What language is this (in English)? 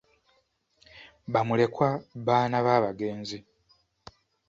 Ganda